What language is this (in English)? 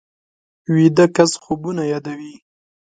Pashto